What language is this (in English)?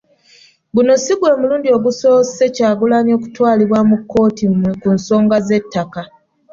Ganda